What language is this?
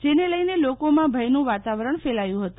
Gujarati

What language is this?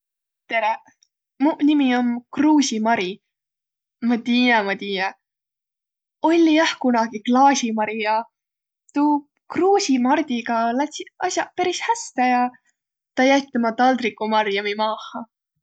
Võro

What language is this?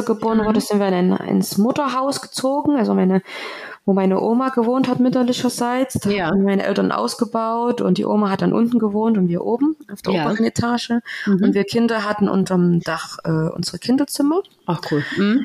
German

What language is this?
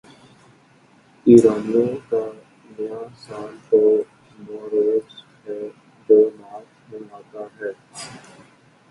Urdu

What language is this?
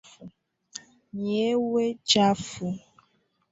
Swahili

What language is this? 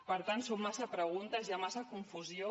Catalan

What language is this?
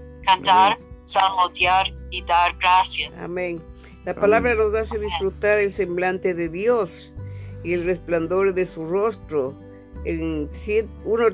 Spanish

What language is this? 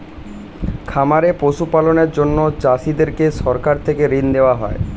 Bangla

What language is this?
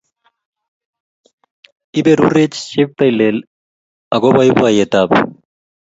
Kalenjin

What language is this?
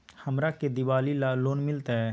Magahi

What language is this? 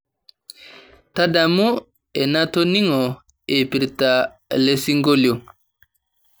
Masai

